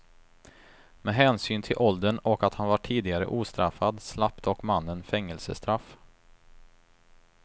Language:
Swedish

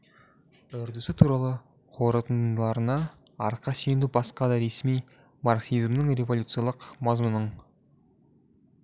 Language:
Kazakh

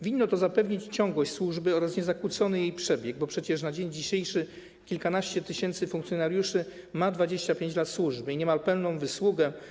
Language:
Polish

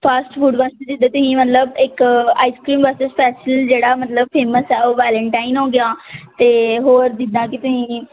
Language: Punjabi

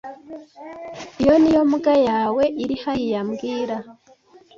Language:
Kinyarwanda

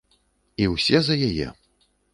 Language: Belarusian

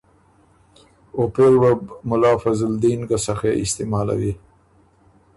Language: Ormuri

